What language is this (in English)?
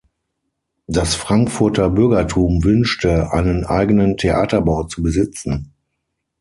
German